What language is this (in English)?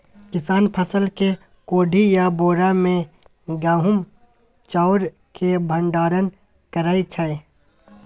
Maithili